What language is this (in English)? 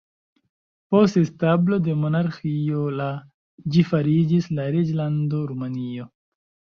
Esperanto